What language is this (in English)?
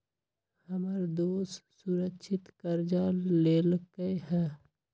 Magahi